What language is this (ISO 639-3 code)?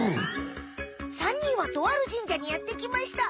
jpn